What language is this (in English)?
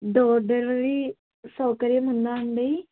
Telugu